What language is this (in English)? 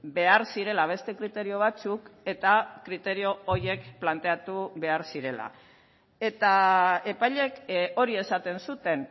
Basque